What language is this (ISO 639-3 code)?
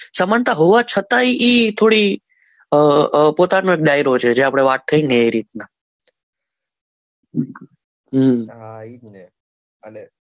guj